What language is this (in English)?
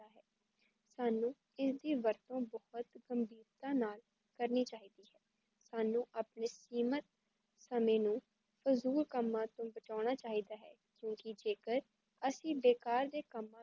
Punjabi